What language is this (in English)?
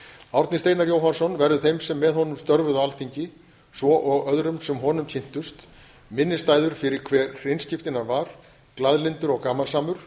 Icelandic